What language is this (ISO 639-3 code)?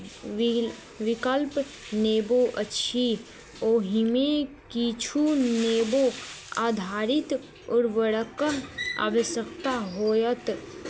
mai